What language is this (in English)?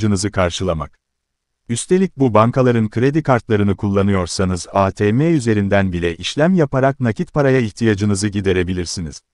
Turkish